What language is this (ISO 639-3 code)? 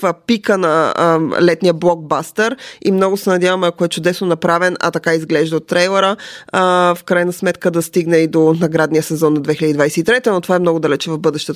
bul